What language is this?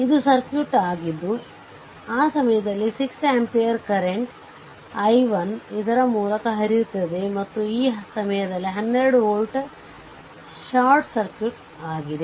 Kannada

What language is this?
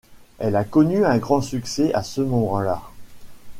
French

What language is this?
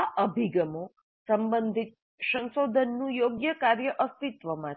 Gujarati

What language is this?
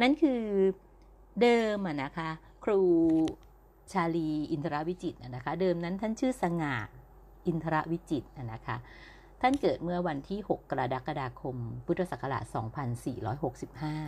Thai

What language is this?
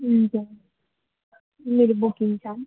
Nepali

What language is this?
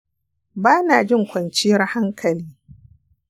Hausa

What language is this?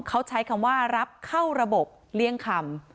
Thai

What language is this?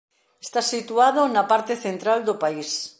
Galician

